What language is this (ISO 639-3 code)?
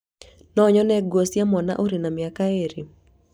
kik